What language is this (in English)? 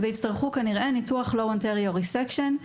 Hebrew